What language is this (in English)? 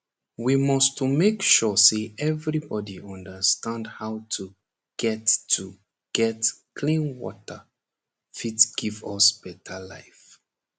Nigerian Pidgin